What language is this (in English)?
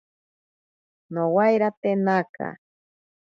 Ashéninka Perené